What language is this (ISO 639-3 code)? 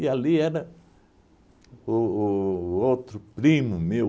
por